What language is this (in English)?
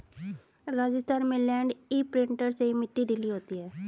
Hindi